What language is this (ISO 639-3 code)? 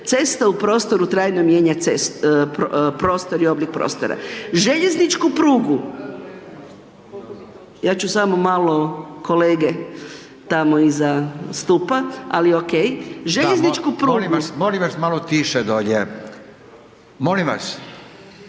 hrv